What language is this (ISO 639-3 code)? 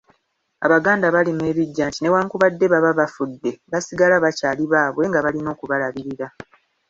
lug